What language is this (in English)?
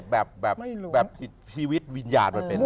Thai